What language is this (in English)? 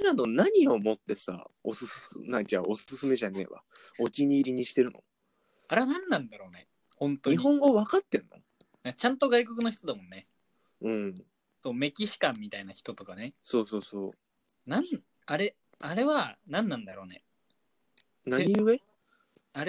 Japanese